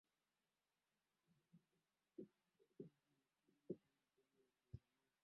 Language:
Swahili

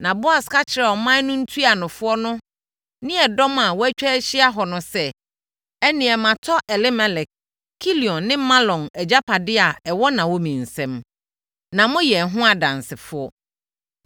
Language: Akan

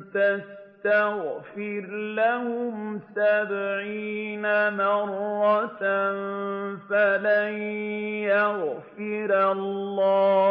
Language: Arabic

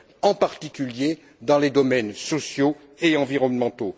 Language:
French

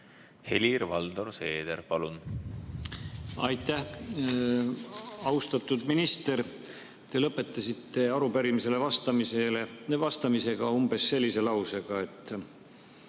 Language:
Estonian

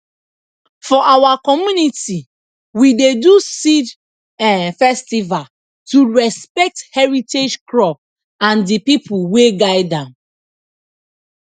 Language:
Nigerian Pidgin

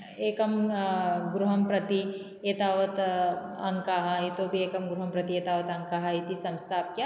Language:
Sanskrit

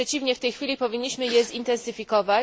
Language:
Polish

